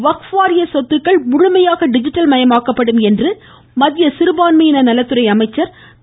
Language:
Tamil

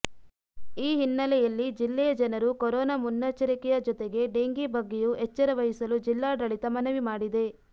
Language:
Kannada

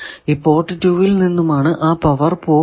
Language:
Malayalam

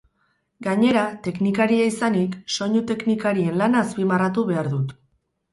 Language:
Basque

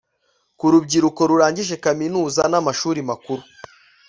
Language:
Kinyarwanda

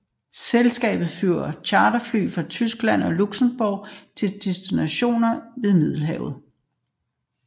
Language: Danish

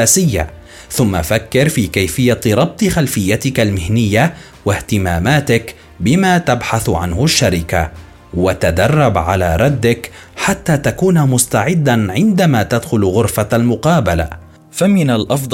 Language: Arabic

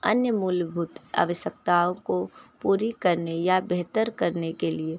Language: Hindi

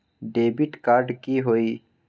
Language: Magahi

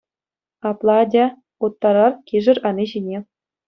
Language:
Chuvash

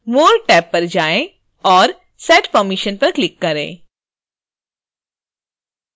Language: Hindi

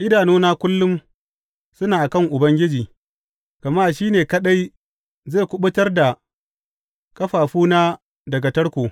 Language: Hausa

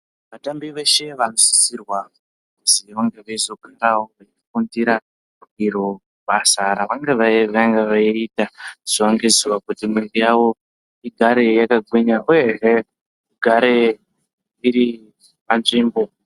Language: Ndau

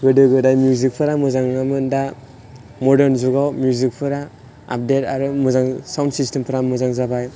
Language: Bodo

